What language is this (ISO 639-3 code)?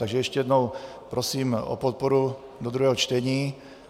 ces